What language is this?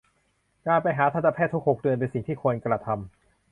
Thai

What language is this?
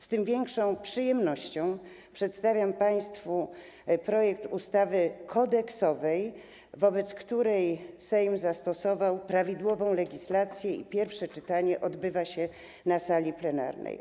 Polish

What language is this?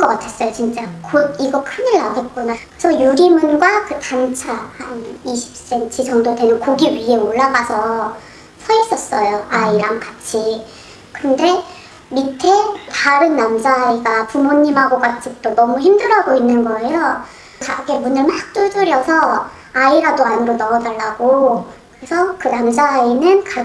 Korean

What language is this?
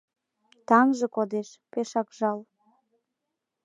Mari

